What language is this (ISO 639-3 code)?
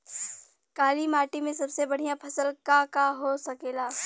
bho